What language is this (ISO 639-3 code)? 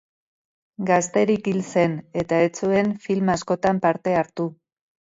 eus